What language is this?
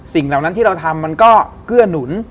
Thai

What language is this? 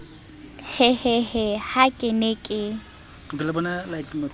Southern Sotho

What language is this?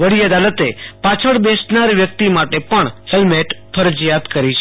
Gujarati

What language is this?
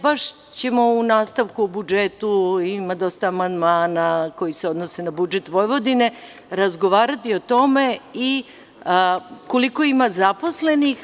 Serbian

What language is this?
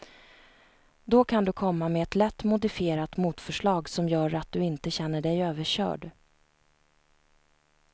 Swedish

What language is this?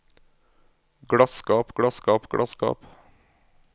Norwegian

